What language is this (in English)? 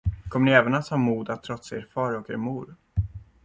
Swedish